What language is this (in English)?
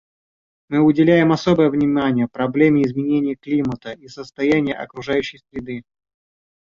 Russian